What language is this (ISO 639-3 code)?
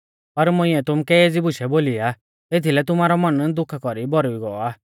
bfz